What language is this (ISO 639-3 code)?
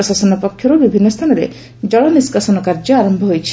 ori